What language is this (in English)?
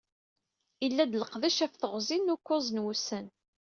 Kabyle